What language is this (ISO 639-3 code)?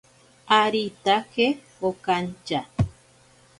prq